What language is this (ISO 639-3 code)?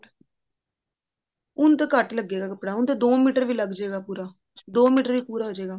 pan